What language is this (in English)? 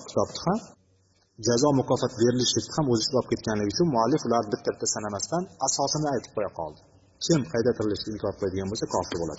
Bulgarian